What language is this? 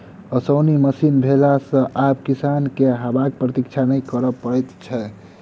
Maithili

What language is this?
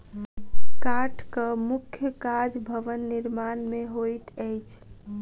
Maithili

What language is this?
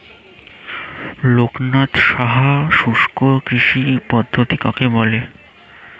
Bangla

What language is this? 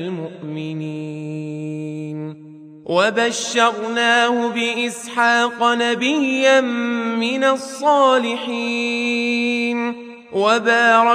Arabic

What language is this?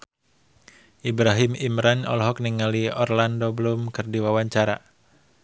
Sundanese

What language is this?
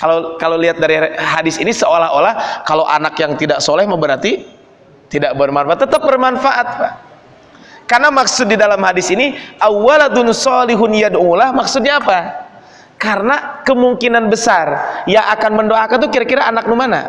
Indonesian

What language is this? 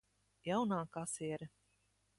Latvian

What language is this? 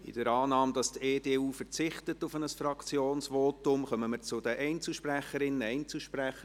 Swiss German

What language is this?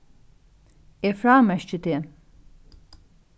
Faroese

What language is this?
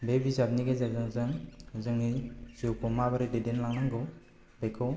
Bodo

